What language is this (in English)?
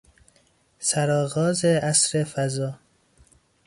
Persian